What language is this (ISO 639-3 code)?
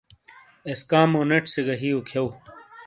scl